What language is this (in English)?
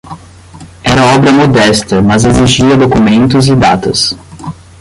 Portuguese